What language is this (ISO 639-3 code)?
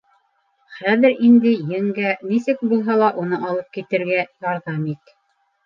bak